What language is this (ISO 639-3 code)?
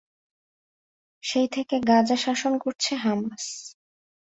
ben